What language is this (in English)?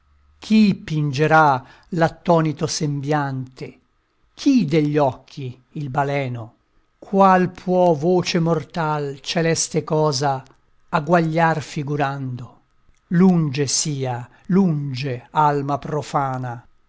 Italian